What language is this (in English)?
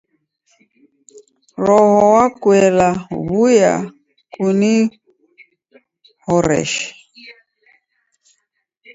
Taita